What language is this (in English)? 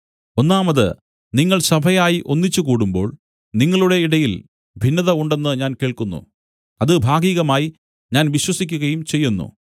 Malayalam